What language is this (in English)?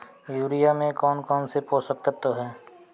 Hindi